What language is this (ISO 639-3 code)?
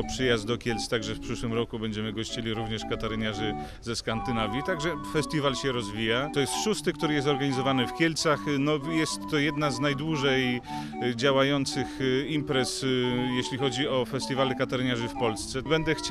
pol